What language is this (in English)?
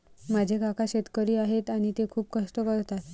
Marathi